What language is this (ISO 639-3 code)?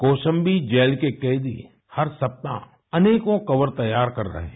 hin